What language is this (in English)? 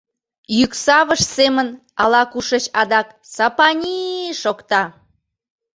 Mari